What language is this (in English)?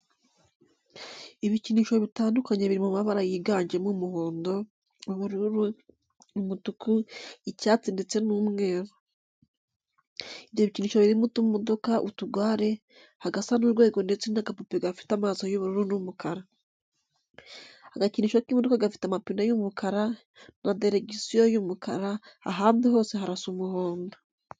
Kinyarwanda